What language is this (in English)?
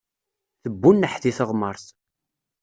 Kabyle